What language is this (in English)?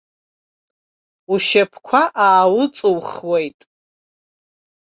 Abkhazian